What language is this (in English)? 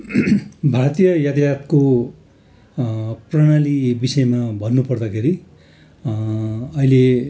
Nepali